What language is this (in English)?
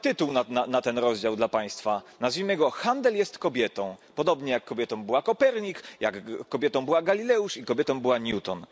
Polish